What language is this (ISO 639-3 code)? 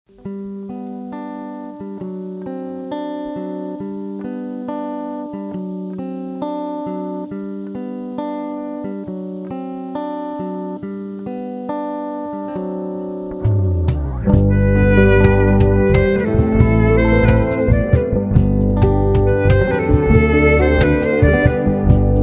msa